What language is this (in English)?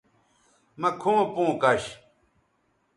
Bateri